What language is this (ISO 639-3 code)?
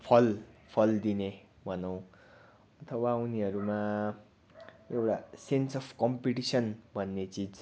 nep